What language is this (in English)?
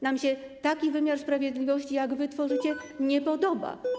Polish